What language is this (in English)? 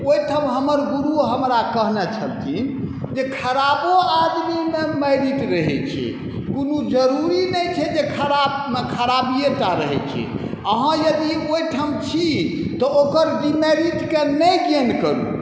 Maithili